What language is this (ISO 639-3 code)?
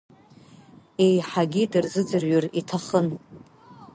abk